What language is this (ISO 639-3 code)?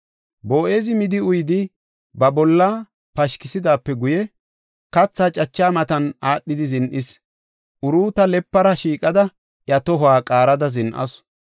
gof